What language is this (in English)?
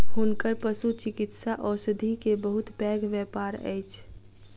Maithili